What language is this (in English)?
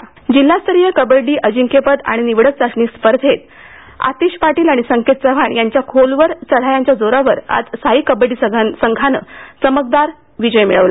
Marathi